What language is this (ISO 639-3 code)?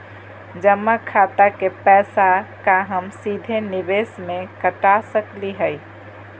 mag